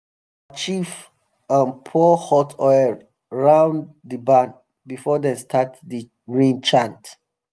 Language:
Nigerian Pidgin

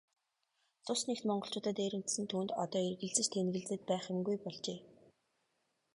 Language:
Mongolian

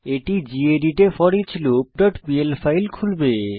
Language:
Bangla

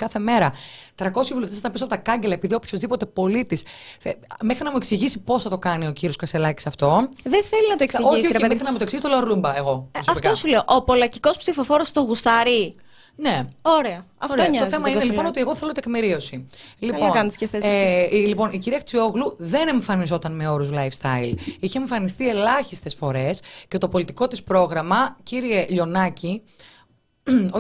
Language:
Greek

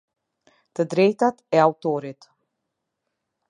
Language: Albanian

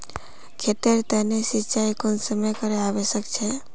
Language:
Magahi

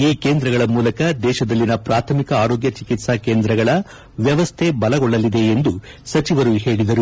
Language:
Kannada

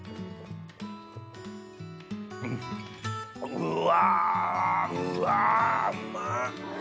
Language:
Japanese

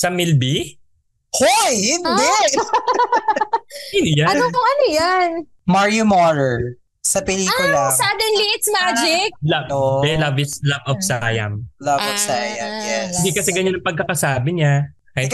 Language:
Filipino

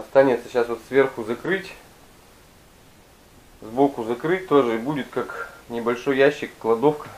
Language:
Russian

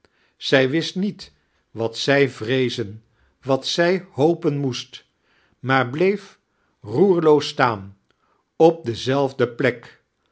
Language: Dutch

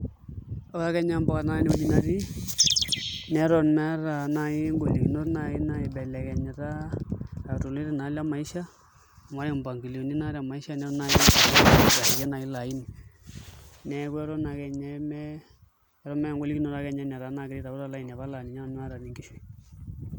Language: Masai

